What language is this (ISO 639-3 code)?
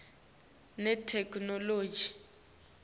ssw